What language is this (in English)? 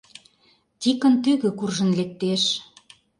Mari